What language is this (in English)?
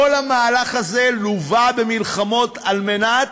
Hebrew